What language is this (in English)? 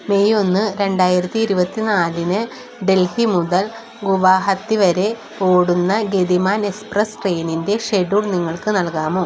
Malayalam